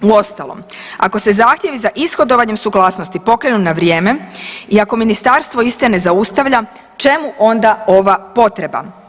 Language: Croatian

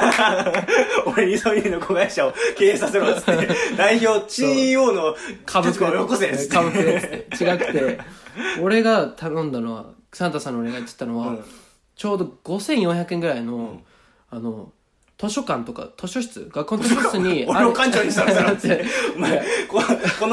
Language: Japanese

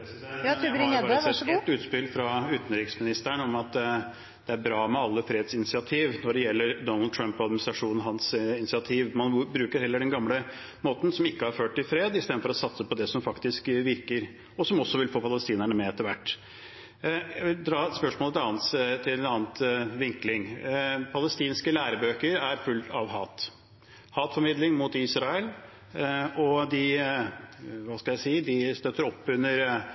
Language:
Norwegian Bokmål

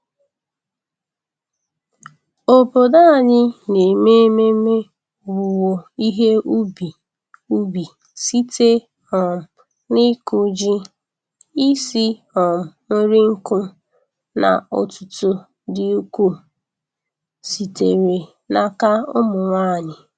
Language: Igbo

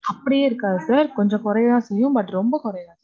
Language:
Tamil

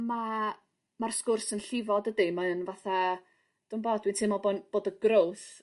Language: Welsh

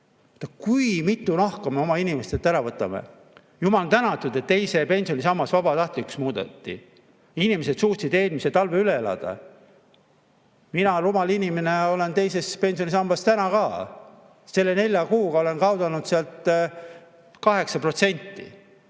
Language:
Estonian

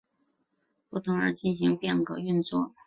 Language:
Chinese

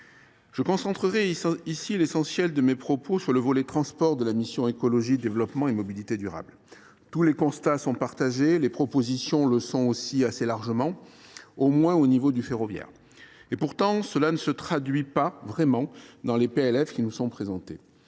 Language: French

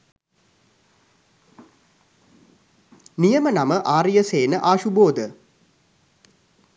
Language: Sinhala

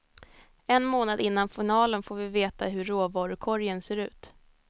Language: Swedish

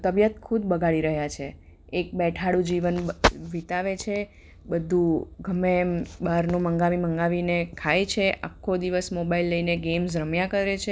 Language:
Gujarati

